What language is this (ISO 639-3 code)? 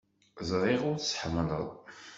kab